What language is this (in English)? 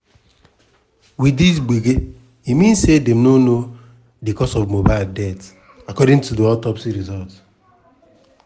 Nigerian Pidgin